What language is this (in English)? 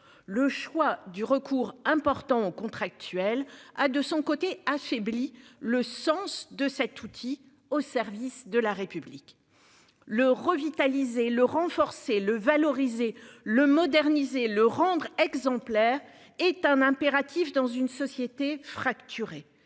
French